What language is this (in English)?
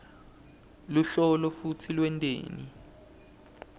Swati